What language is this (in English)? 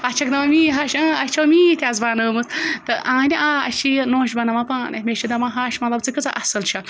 Kashmiri